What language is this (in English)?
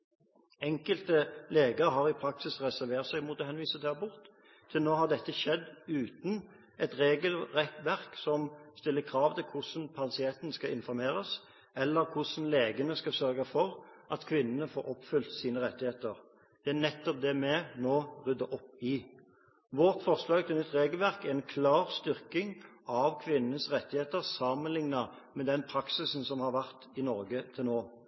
Norwegian Bokmål